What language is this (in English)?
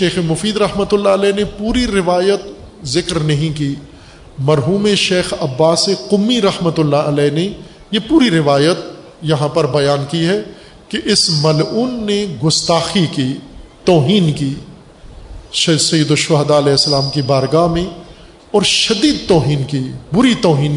Urdu